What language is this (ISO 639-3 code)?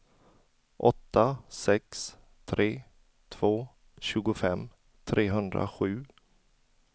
swe